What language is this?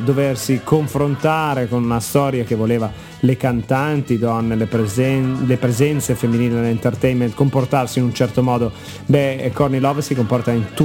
Italian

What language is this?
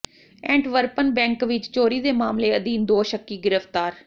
Punjabi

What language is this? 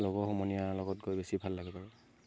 Assamese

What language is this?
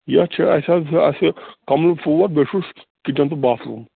Kashmiri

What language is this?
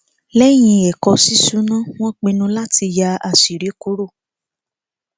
Yoruba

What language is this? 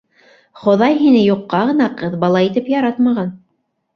Bashkir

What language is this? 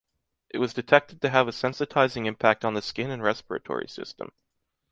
English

